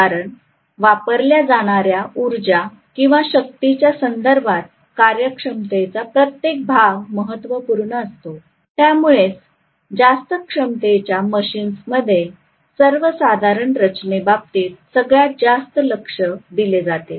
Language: Marathi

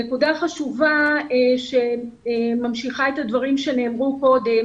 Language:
Hebrew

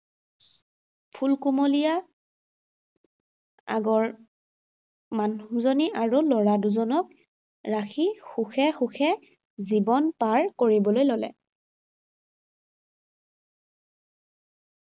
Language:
Assamese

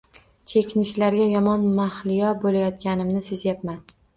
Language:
Uzbek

